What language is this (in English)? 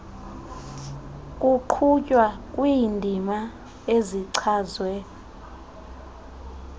Xhosa